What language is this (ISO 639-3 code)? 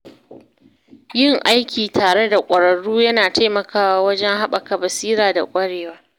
hau